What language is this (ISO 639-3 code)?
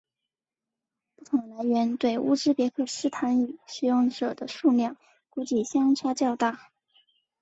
zho